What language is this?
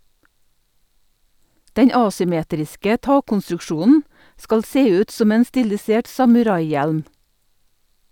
Norwegian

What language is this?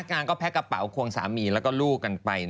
Thai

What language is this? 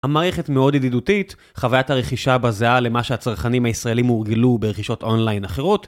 Hebrew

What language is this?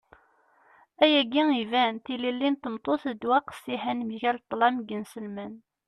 Kabyle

